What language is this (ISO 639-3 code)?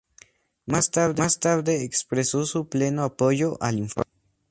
spa